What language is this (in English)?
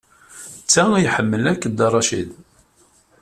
Kabyle